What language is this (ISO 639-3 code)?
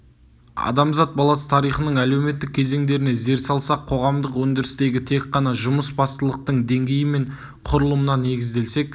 kaz